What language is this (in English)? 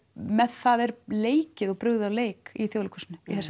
Icelandic